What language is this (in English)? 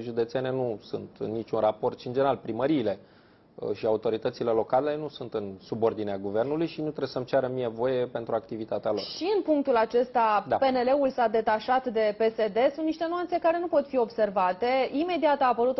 Romanian